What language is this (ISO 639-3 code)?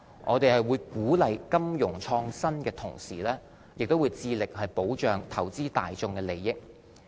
yue